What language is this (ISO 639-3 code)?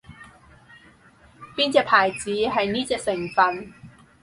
yue